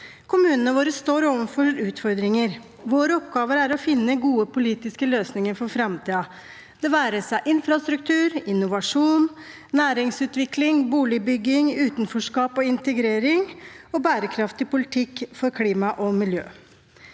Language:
Norwegian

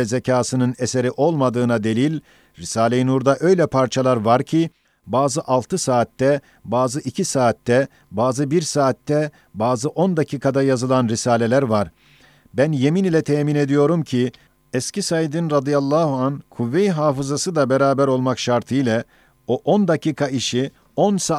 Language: Turkish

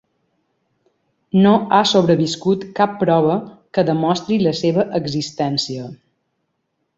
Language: Catalan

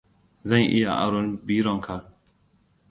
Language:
Hausa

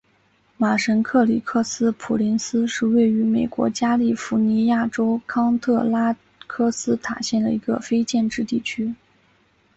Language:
Chinese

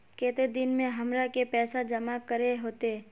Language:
Magahi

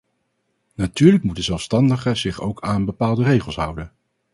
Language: Dutch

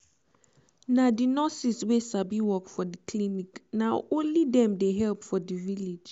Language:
Nigerian Pidgin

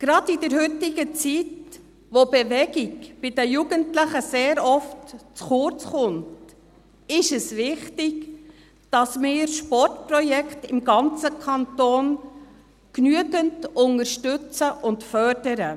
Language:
Swiss German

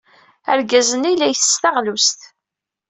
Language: Kabyle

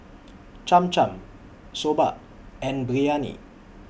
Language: English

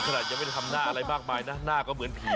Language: Thai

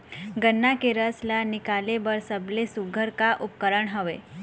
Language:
Chhattisgarhi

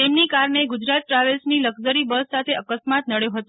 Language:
Gujarati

